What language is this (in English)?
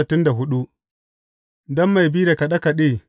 Hausa